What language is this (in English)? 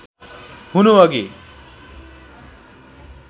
Nepali